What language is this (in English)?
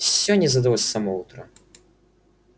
Russian